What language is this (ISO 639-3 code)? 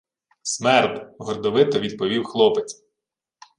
ukr